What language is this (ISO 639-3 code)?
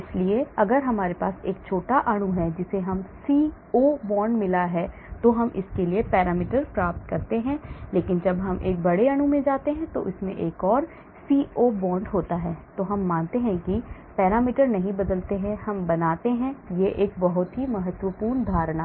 hin